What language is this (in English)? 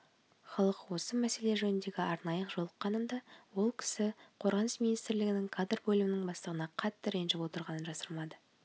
Kazakh